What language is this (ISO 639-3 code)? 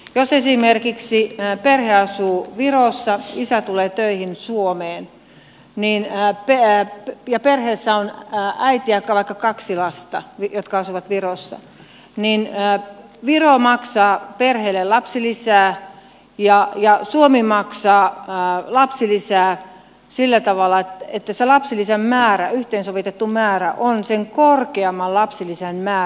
fin